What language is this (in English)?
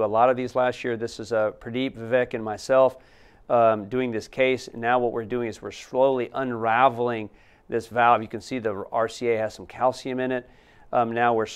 English